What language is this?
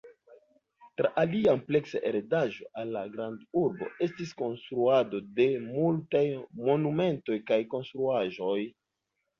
Esperanto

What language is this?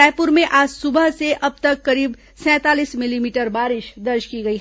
Hindi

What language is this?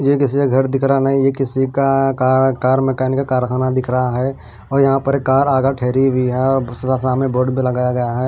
Hindi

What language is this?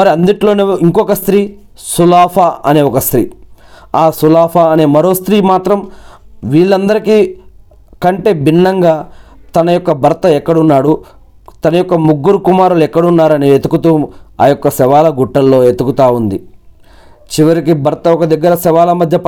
Telugu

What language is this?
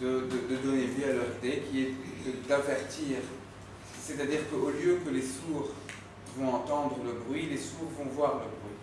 French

